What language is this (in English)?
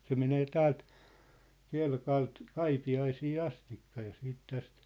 Finnish